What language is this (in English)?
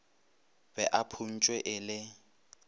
Northern Sotho